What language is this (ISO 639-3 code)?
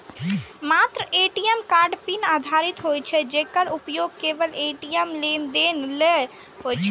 mai